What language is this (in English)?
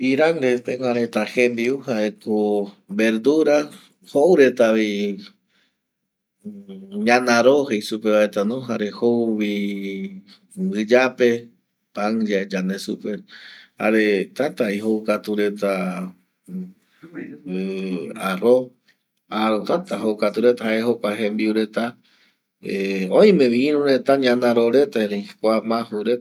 Eastern Bolivian Guaraní